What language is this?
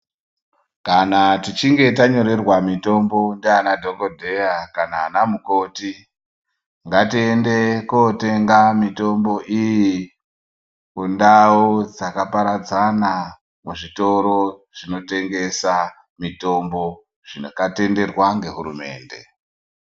Ndau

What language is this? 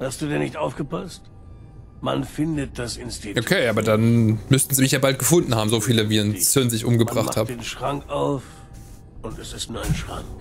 German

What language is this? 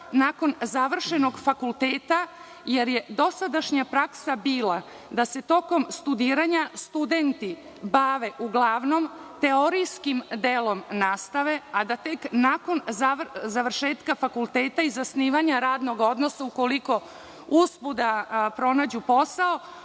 Serbian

